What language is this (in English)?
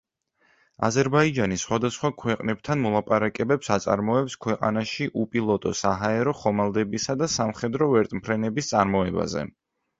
Georgian